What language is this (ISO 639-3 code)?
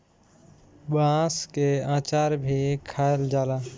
bho